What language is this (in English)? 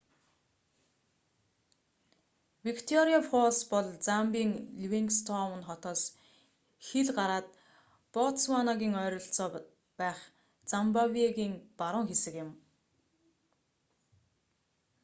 Mongolian